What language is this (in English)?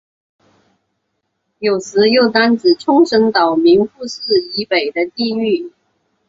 Chinese